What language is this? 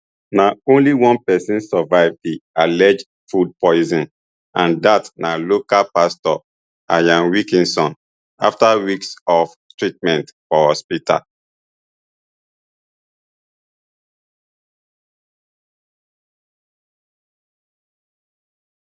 Nigerian Pidgin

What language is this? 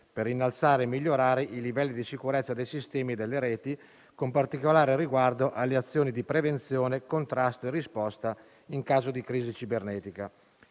Italian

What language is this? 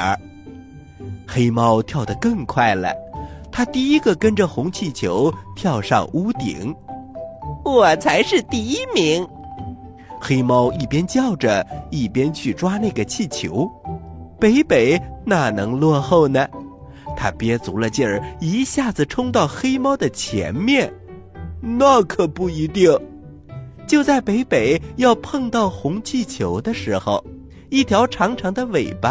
Chinese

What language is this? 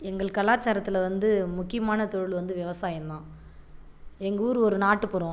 Tamil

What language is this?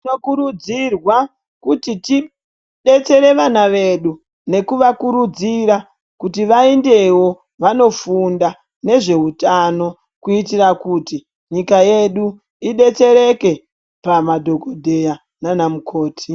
Ndau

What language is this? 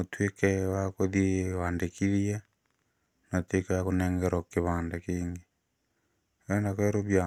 Kikuyu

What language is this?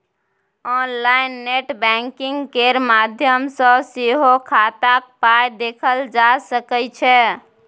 Maithili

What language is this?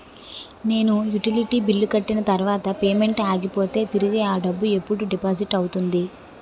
Telugu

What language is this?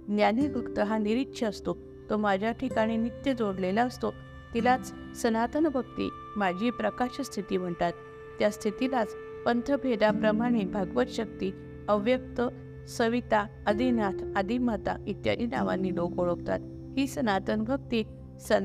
Marathi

